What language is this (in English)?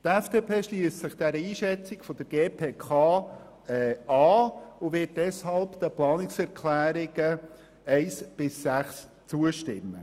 Swiss German